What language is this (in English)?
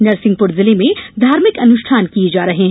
Hindi